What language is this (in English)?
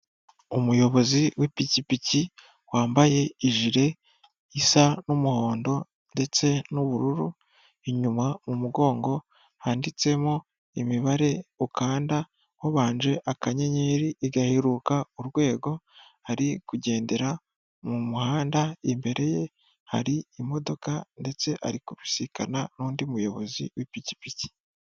Kinyarwanda